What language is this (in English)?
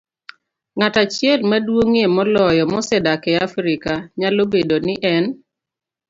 Luo (Kenya and Tanzania)